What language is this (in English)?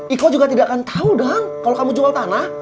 Indonesian